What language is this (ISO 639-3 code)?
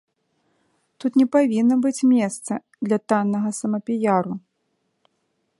bel